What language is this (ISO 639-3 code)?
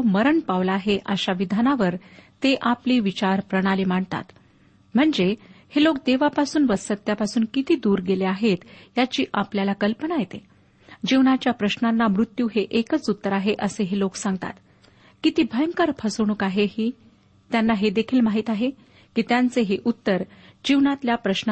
mar